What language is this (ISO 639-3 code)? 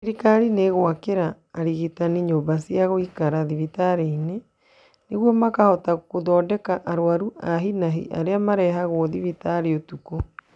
kik